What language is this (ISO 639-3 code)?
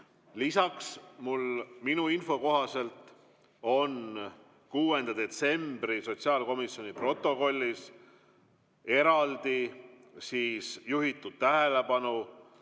est